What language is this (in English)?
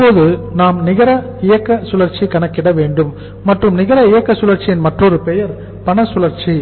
Tamil